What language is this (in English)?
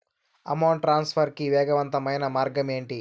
Telugu